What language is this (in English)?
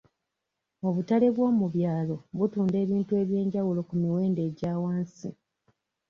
Ganda